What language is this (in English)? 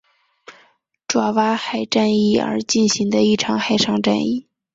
Chinese